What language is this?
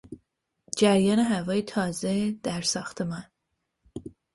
Persian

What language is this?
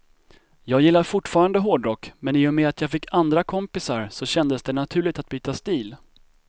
Swedish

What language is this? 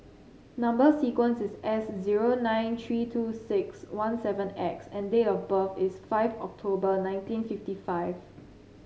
English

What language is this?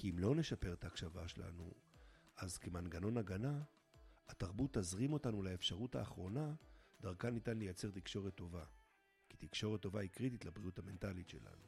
Hebrew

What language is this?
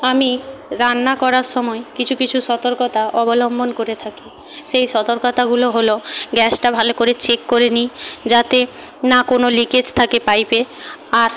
Bangla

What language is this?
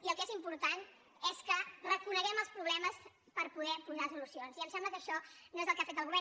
Catalan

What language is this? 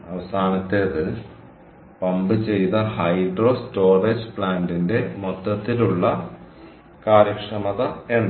Malayalam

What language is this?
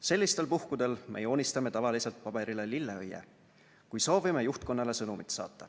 Estonian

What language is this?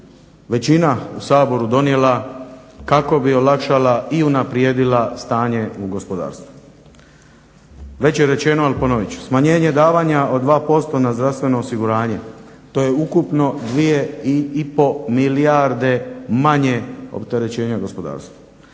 Croatian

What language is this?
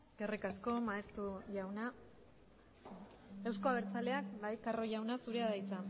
Basque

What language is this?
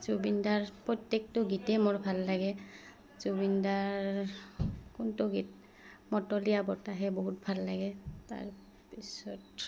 Assamese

